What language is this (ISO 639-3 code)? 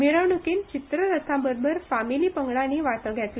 kok